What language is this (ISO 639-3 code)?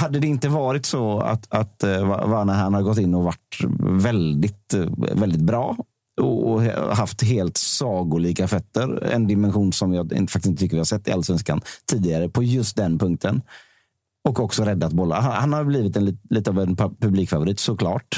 swe